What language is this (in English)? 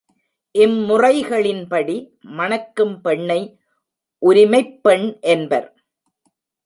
Tamil